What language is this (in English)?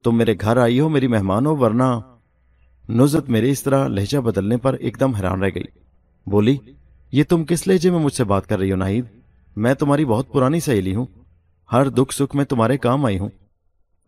Urdu